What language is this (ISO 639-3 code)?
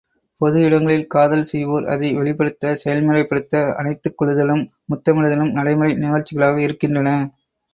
tam